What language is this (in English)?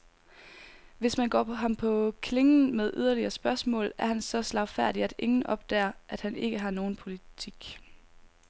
Danish